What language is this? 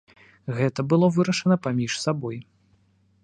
Belarusian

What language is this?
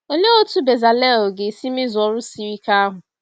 Igbo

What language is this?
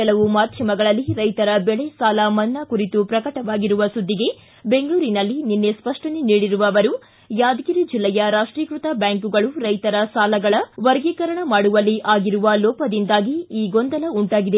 Kannada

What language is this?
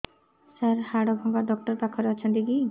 Odia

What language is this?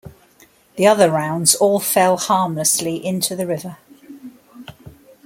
English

